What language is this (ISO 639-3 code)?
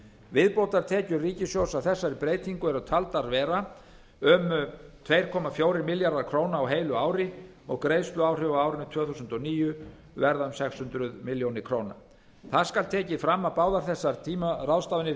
isl